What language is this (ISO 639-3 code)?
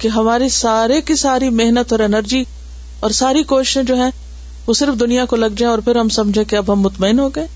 urd